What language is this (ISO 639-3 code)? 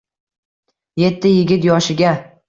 uzb